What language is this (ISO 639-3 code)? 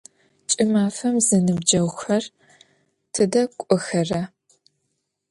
ady